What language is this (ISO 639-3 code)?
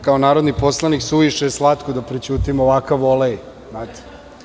srp